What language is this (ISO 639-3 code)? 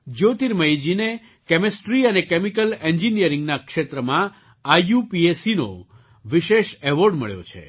guj